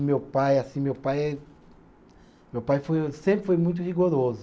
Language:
Portuguese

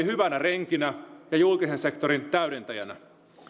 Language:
Finnish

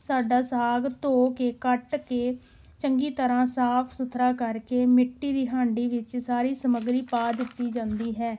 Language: Punjabi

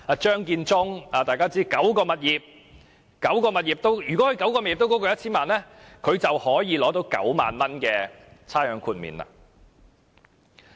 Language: Cantonese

